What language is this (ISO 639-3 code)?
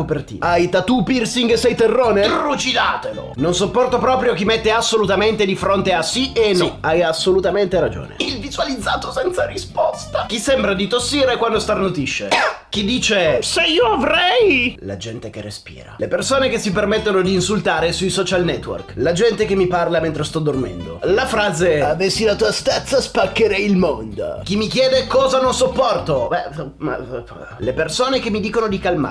ita